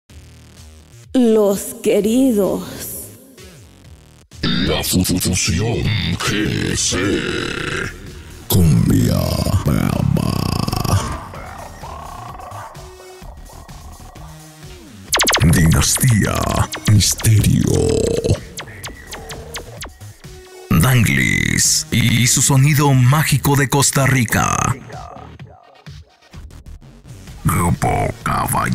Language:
Spanish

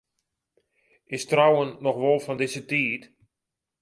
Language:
Western Frisian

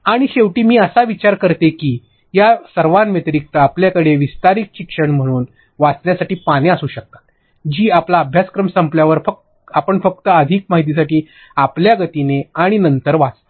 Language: Marathi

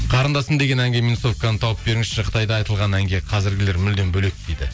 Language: Kazakh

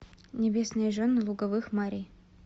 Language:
Russian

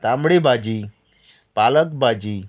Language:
Konkani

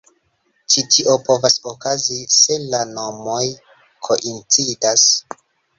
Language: Esperanto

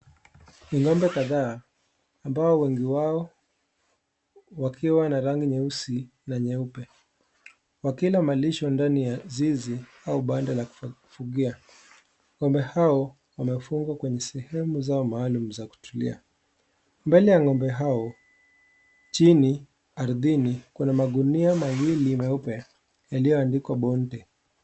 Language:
Swahili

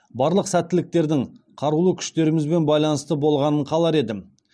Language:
Kazakh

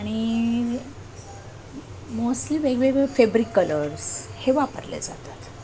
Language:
Marathi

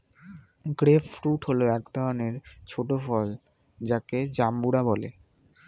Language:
Bangla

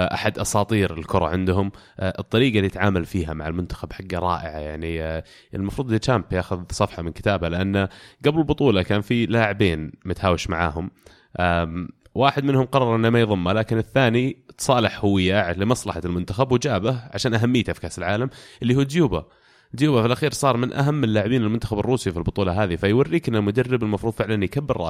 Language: Arabic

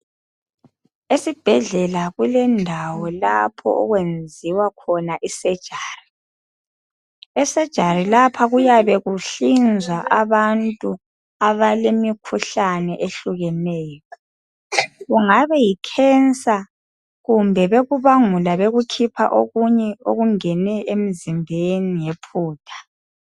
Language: North Ndebele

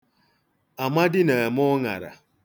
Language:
Igbo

